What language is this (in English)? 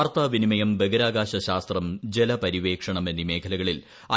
Malayalam